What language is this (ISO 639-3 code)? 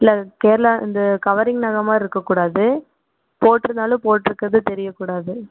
tam